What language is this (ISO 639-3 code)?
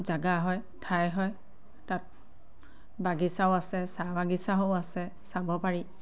asm